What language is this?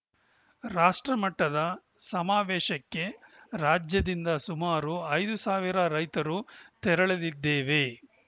Kannada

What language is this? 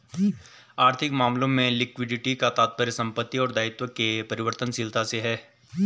Hindi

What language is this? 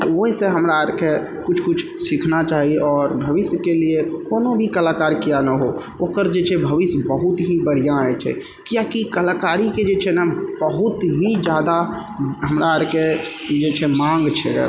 Maithili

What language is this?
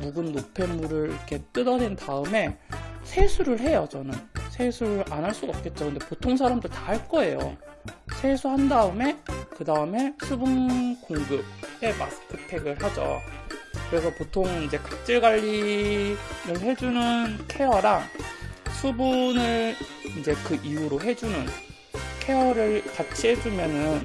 Korean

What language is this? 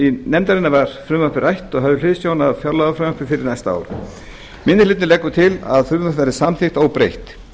Icelandic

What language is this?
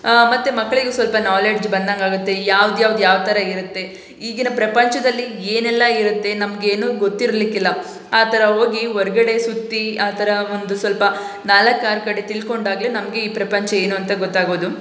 Kannada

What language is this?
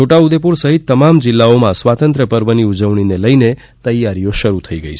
Gujarati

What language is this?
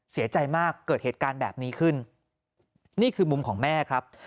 Thai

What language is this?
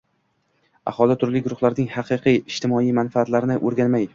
Uzbek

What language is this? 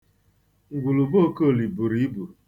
Igbo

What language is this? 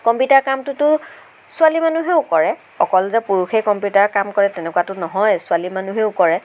Assamese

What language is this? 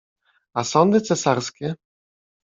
Polish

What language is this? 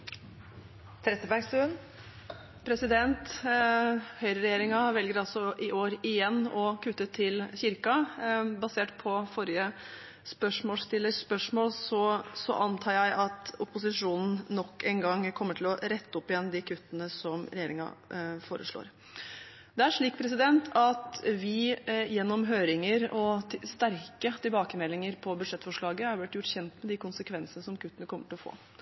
Norwegian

